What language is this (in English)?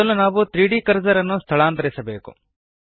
Kannada